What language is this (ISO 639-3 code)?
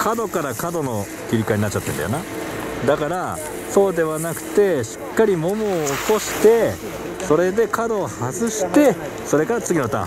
jpn